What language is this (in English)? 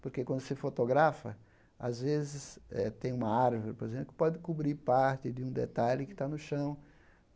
Portuguese